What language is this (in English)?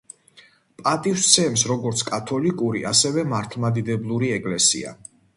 Georgian